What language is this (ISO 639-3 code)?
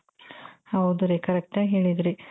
kan